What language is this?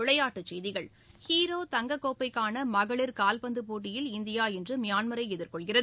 Tamil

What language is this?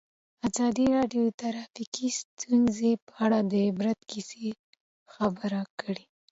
Pashto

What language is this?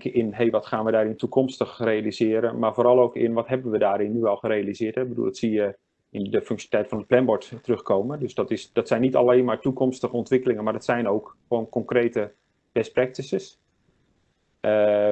Dutch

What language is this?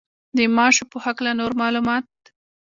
Pashto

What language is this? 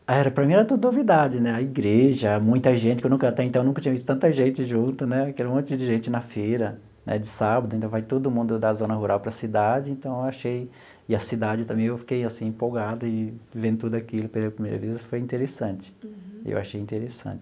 Portuguese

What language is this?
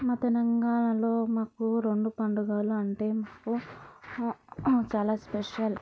Telugu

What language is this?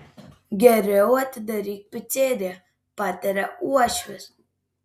Lithuanian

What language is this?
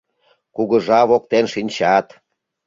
Mari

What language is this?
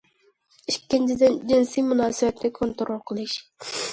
Uyghur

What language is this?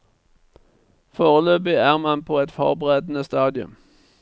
Norwegian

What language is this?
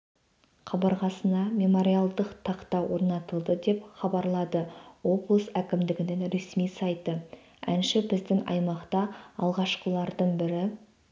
Kazakh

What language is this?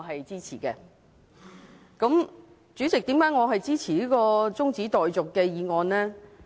Cantonese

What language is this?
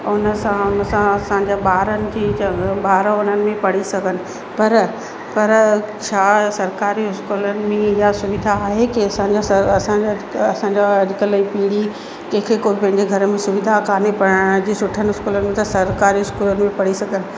Sindhi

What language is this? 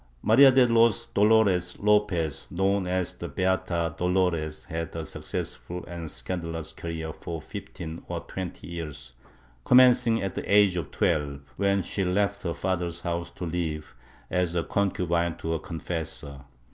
English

